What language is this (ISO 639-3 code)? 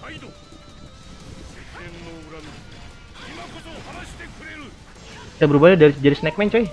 ind